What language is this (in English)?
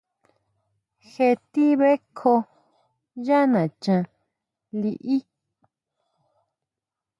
Huautla Mazatec